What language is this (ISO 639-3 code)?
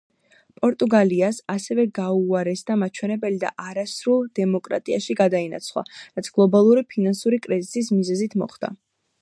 kat